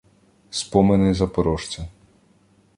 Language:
Ukrainian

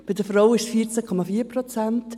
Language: Swiss German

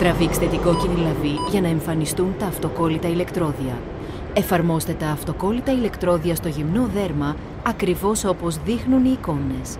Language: Greek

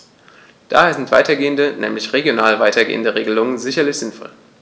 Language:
German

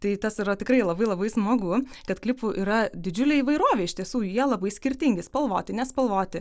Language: Lithuanian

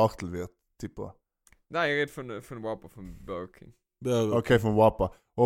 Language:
German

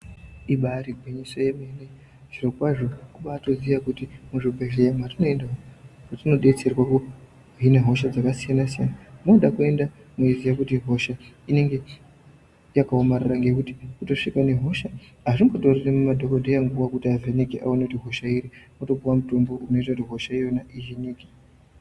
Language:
Ndau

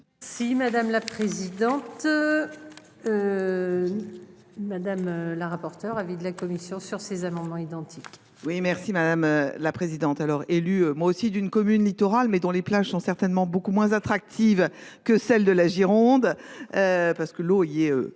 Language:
French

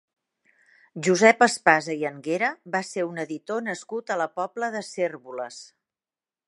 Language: Catalan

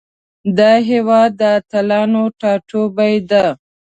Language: Pashto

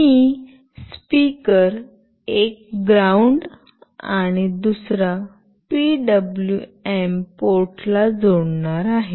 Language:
Marathi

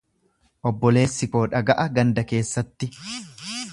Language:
Oromo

